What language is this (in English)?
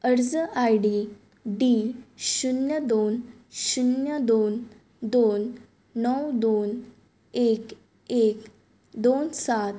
Konkani